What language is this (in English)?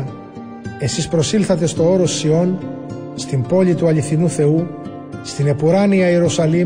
Greek